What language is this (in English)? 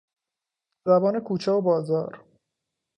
Persian